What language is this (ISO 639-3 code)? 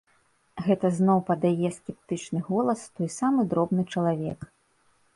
bel